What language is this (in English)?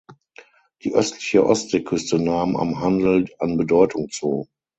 German